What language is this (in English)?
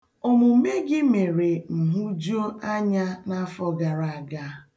Igbo